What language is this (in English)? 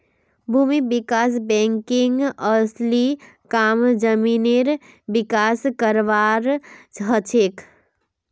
Magahi